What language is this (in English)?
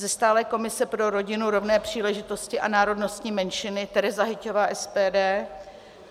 Czech